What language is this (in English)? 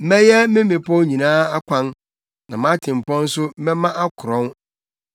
Akan